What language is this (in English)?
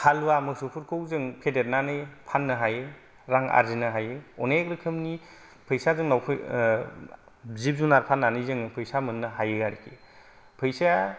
Bodo